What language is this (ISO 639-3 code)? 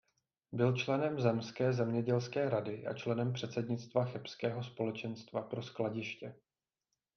ces